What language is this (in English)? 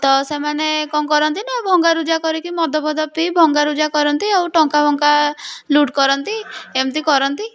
Odia